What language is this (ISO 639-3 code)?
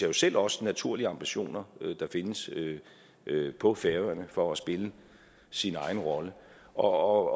dan